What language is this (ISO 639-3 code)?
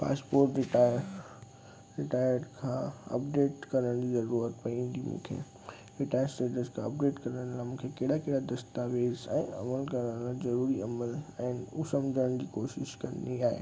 snd